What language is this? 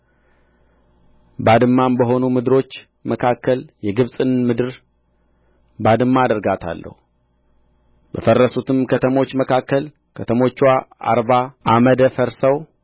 Amharic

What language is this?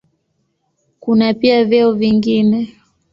Swahili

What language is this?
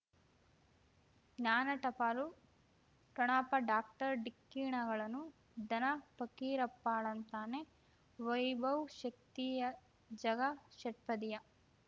Kannada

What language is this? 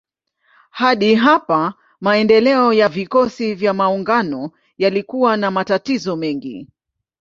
Swahili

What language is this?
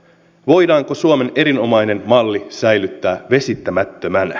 Finnish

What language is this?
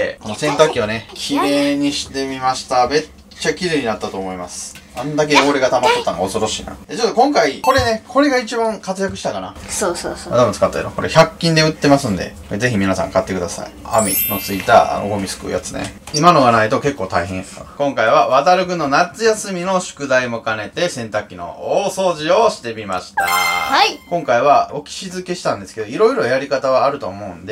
Japanese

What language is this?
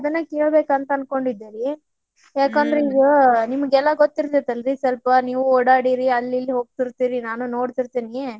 Kannada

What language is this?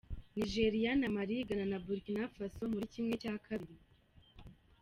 Kinyarwanda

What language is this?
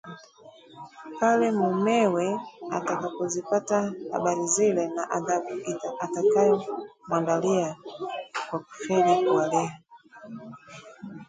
Swahili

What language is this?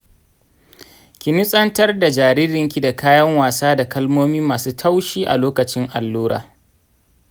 Hausa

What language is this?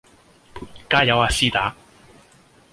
Cantonese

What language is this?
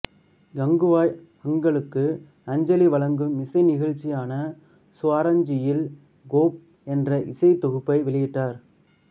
Tamil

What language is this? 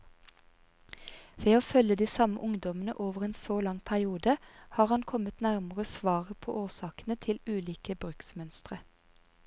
Norwegian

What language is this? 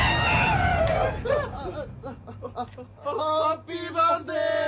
Japanese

